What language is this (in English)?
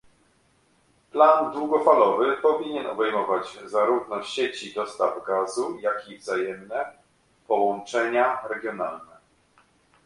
Polish